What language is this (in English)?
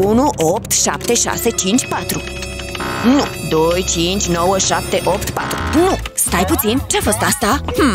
Romanian